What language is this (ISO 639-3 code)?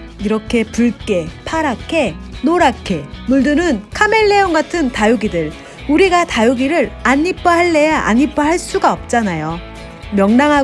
kor